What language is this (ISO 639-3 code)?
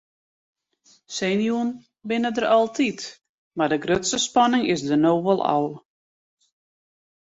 fry